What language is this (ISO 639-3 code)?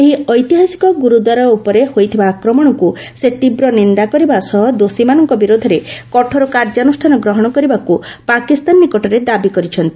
ori